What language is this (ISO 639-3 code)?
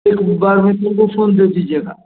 hin